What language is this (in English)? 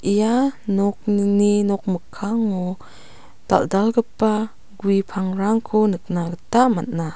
Garo